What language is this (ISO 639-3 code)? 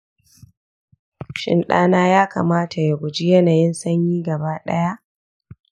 hau